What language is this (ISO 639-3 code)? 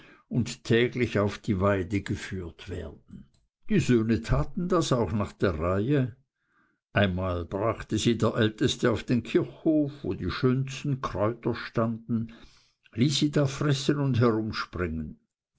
deu